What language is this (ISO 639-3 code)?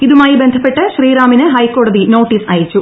mal